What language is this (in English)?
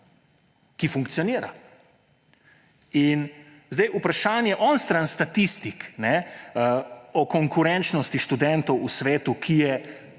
Slovenian